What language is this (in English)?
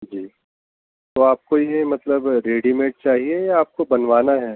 Urdu